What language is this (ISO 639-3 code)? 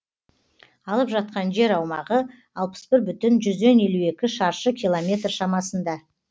kaz